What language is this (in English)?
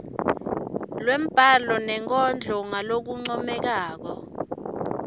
Swati